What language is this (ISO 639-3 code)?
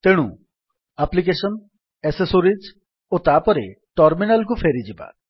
ori